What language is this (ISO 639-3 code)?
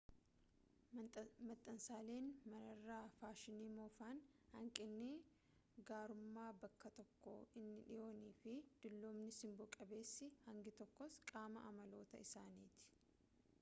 orm